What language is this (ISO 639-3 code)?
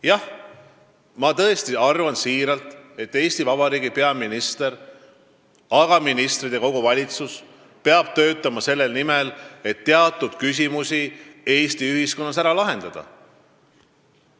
est